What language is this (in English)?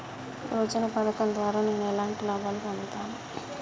Telugu